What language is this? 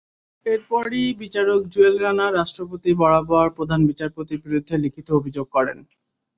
Bangla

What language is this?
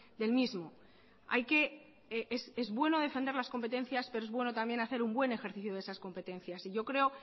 Spanish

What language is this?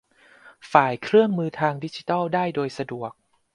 Thai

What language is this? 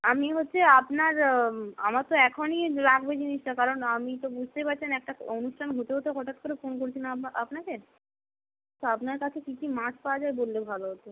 Bangla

